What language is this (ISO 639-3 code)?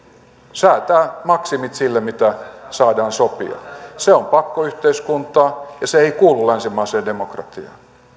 fin